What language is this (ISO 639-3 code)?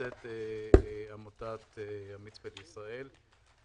heb